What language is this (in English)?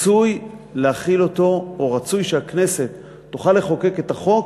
Hebrew